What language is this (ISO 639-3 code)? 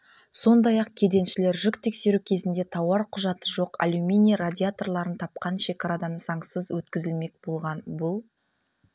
kaz